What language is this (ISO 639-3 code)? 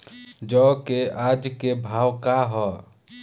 bho